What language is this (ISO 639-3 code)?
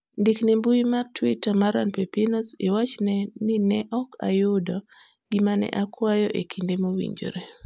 luo